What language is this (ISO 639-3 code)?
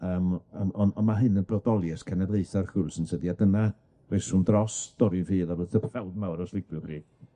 cym